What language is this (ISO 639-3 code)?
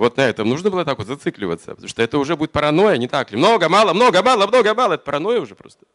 rus